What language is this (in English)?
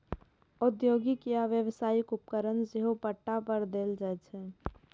Maithili